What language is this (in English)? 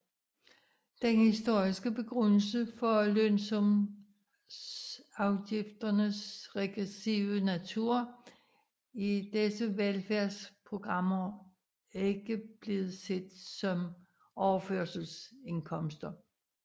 Danish